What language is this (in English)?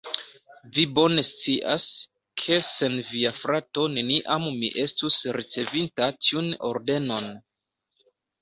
Esperanto